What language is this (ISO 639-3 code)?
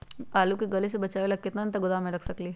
mag